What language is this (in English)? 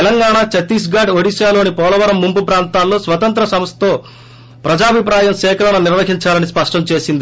Telugu